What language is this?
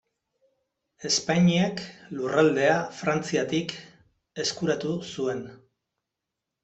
Basque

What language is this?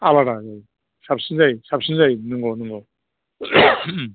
Bodo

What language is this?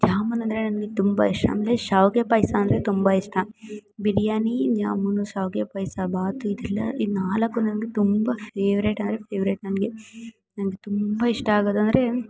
Kannada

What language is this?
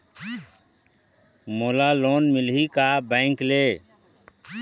Chhattisgarhi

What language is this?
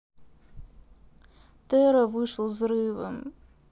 Russian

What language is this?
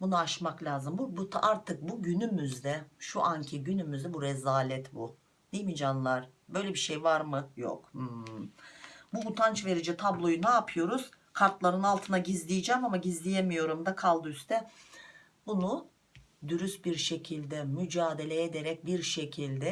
Turkish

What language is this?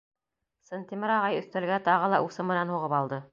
Bashkir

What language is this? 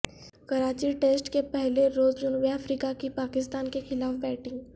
Urdu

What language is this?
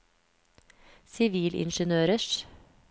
Norwegian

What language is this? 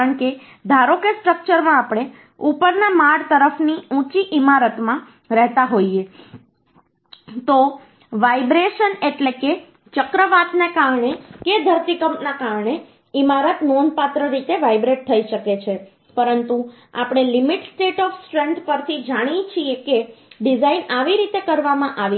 Gujarati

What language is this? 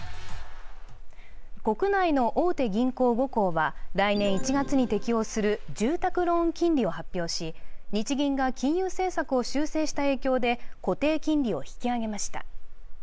Japanese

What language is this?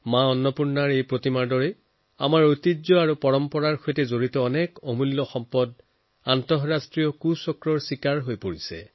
Assamese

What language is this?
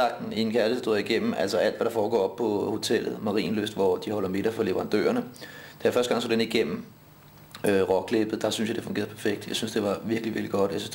Danish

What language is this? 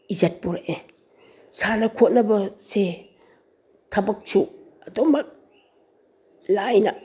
Manipuri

